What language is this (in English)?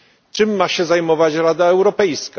Polish